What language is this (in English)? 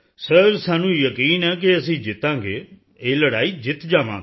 Punjabi